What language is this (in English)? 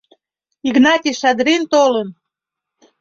Mari